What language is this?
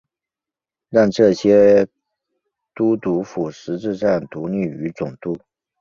Chinese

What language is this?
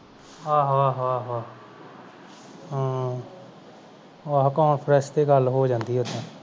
Punjabi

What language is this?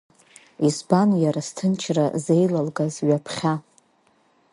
Abkhazian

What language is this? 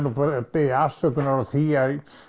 Icelandic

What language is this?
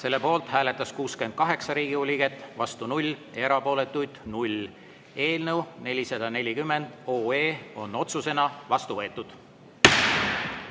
Estonian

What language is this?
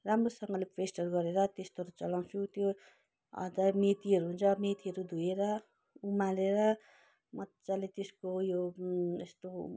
Nepali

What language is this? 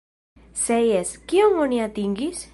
Esperanto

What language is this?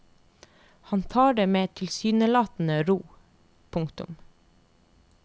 Norwegian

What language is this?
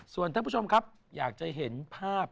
Thai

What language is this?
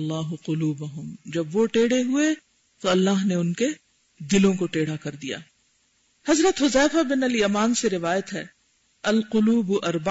Urdu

